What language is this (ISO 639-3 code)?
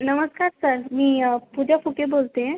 mar